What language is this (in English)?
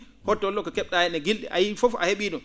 Fula